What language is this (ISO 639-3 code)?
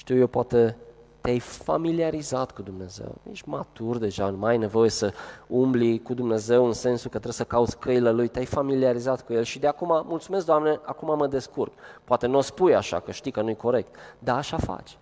ron